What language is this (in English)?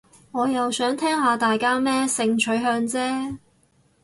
Cantonese